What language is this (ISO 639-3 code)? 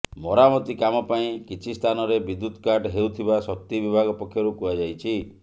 ori